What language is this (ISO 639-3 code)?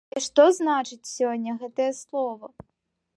bel